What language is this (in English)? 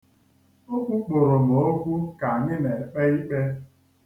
Igbo